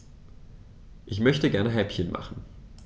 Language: German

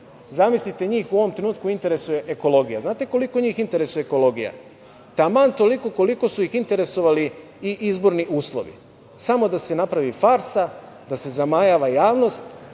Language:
Serbian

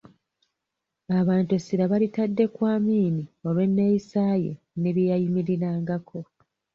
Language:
Ganda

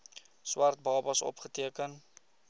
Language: Afrikaans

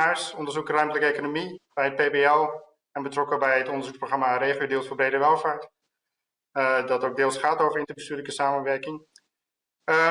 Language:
Dutch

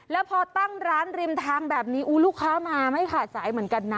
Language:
Thai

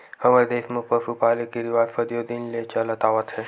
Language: Chhattisgarhi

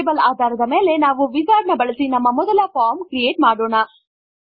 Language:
Kannada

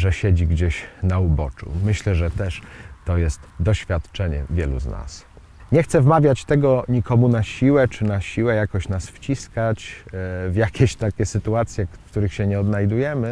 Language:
Polish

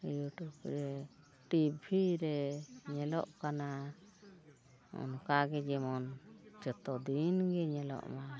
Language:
Santali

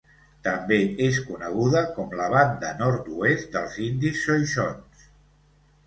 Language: Catalan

